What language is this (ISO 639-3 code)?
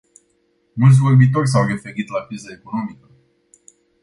ron